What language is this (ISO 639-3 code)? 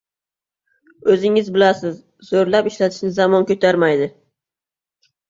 uzb